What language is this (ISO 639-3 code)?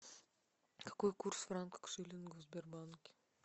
rus